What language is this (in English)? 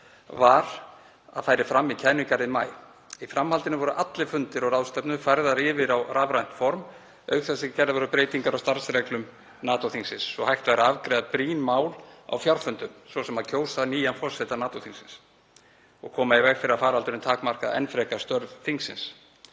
Icelandic